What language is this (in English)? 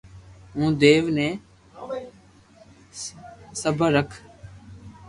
Loarki